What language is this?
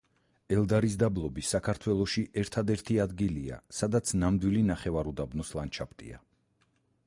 Georgian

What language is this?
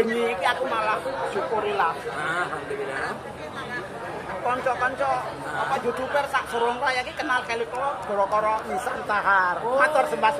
Indonesian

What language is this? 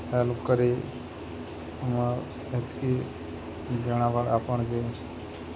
Odia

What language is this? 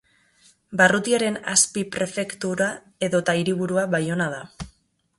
Basque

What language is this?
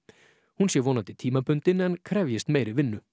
Icelandic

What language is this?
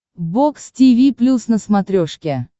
Russian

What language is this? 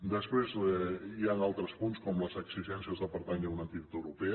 Catalan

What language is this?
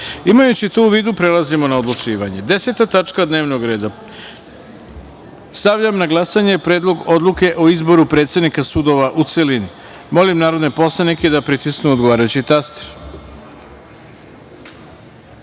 Serbian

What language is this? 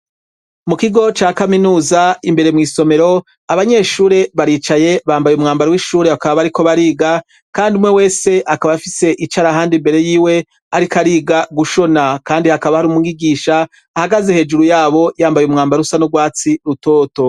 Rundi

